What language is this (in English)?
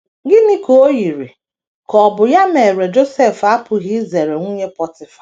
Igbo